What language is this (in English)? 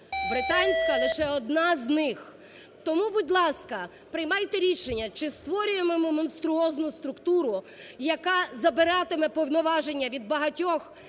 Ukrainian